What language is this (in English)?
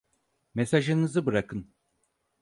Turkish